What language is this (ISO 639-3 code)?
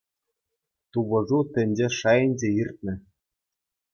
chv